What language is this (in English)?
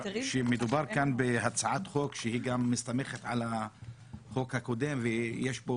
Hebrew